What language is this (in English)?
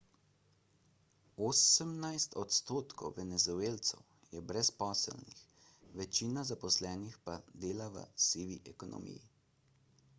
Slovenian